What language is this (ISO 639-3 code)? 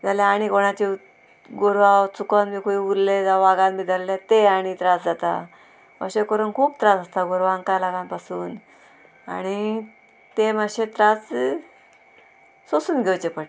kok